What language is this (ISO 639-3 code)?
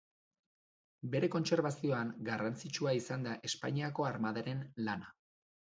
eus